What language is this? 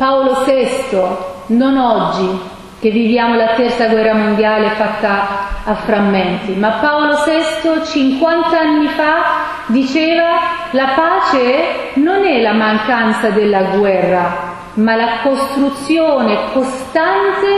Italian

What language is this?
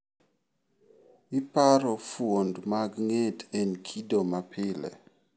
Luo (Kenya and Tanzania)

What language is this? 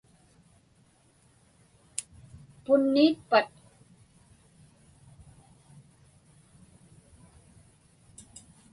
Inupiaq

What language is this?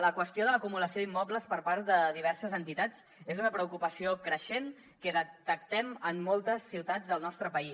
Catalan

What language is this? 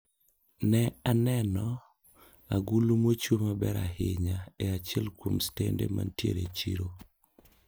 Luo (Kenya and Tanzania)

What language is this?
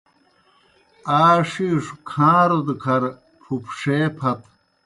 Kohistani Shina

